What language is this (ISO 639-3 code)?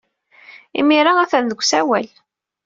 kab